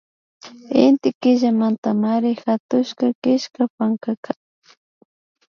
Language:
Imbabura Highland Quichua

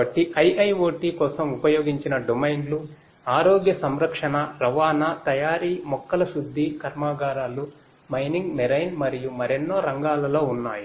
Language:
Telugu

